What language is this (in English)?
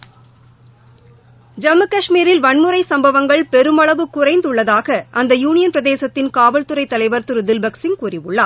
Tamil